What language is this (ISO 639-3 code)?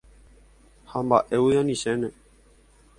grn